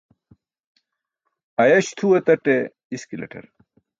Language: Burushaski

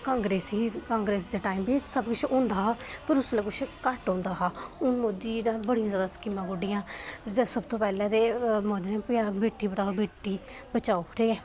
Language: Dogri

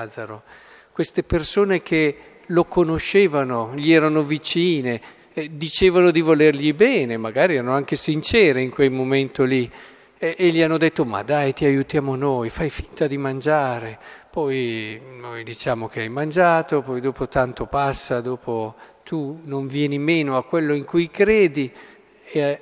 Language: Italian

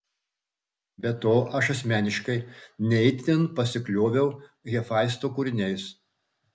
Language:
Lithuanian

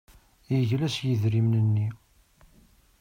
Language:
Kabyle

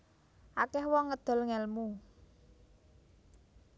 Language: Javanese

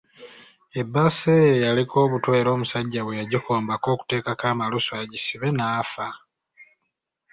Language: Ganda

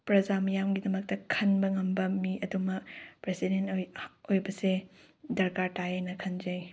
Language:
Manipuri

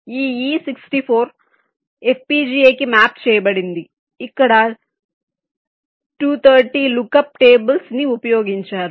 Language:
Telugu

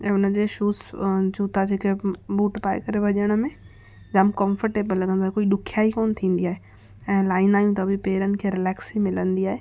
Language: Sindhi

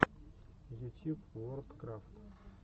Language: Russian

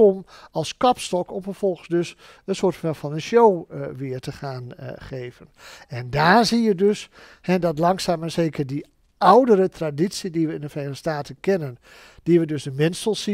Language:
Dutch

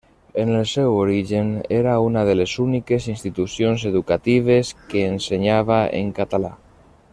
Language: Catalan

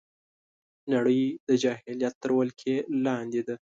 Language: Pashto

